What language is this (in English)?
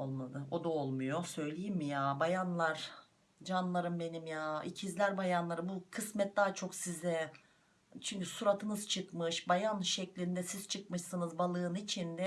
Turkish